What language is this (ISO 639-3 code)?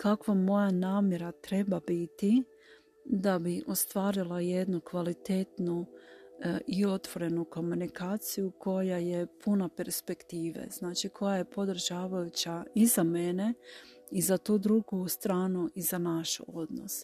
hrv